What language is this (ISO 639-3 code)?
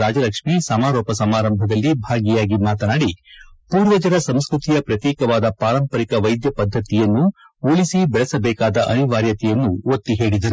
kan